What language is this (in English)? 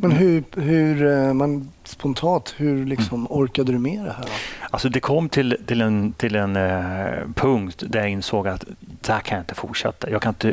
Swedish